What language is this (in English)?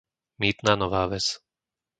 Slovak